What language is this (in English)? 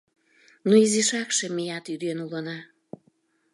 Mari